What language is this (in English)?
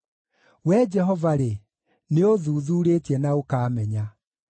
Kikuyu